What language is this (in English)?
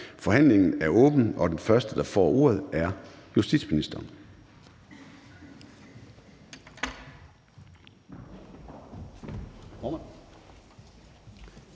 Danish